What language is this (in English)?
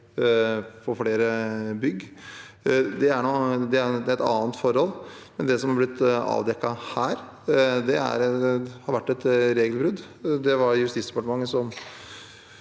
Norwegian